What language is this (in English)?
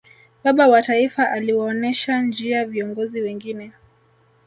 Swahili